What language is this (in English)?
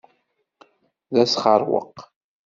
Kabyle